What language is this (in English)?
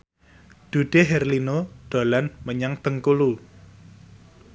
Javanese